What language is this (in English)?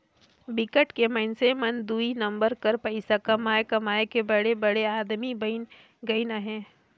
Chhattisgarhi